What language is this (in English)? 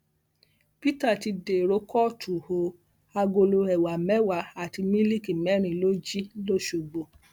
Yoruba